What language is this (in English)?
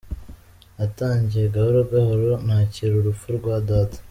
Kinyarwanda